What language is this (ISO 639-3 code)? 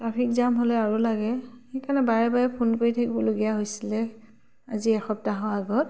asm